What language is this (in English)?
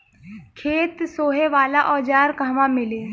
Bhojpuri